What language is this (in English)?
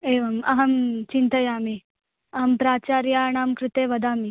Sanskrit